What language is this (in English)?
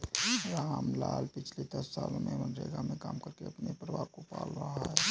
Hindi